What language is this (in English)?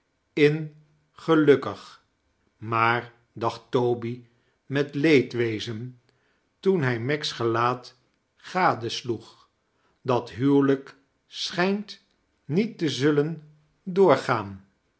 Dutch